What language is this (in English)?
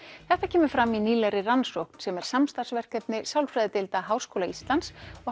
Icelandic